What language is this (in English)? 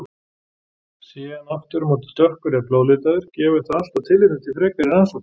Icelandic